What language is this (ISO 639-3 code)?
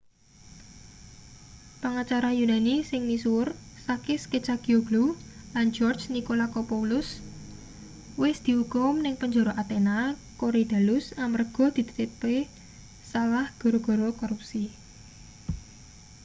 jav